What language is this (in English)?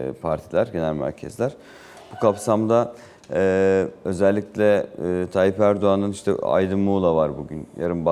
Turkish